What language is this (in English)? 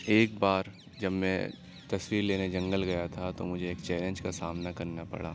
Urdu